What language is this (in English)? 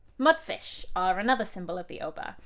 English